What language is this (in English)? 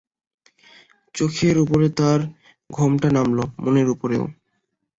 Bangla